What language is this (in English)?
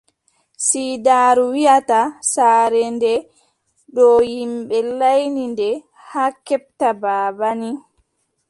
Adamawa Fulfulde